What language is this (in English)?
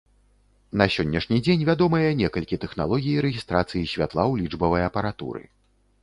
Belarusian